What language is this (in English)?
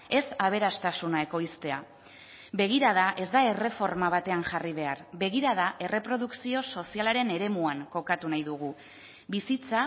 Basque